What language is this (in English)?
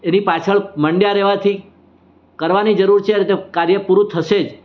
Gujarati